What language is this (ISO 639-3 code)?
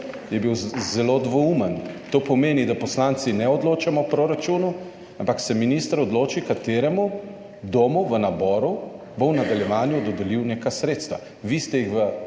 slv